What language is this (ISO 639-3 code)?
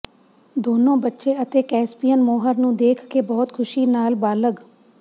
pan